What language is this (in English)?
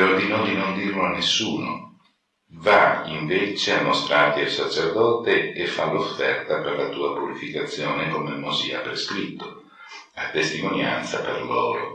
Italian